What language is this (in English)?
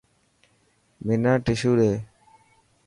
Dhatki